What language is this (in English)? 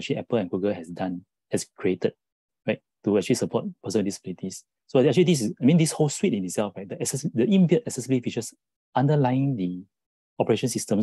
English